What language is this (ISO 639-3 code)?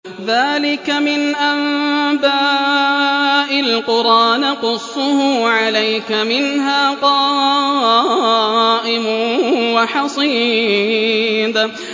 ara